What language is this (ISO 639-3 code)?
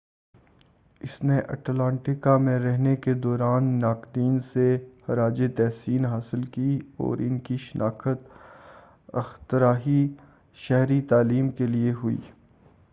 urd